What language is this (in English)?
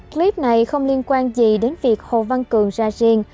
Vietnamese